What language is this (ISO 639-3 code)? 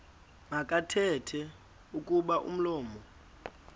xho